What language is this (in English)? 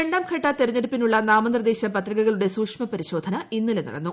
Malayalam